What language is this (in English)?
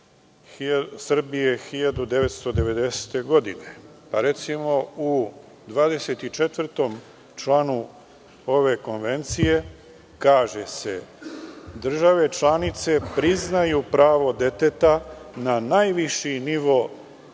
Serbian